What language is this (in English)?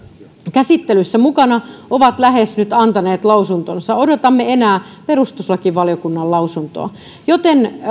Finnish